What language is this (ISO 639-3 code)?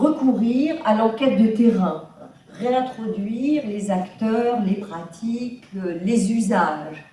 fra